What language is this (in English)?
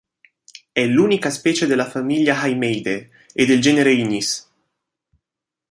Italian